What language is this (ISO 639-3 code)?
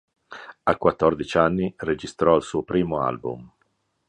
ita